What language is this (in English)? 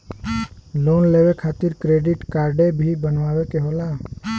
Bhojpuri